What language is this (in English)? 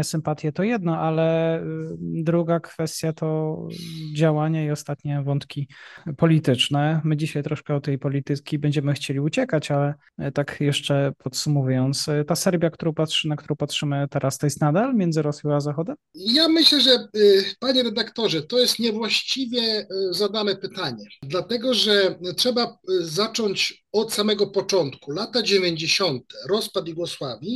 Polish